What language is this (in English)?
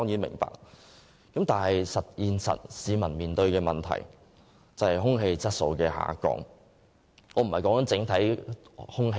Cantonese